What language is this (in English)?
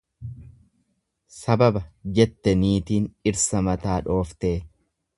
Oromo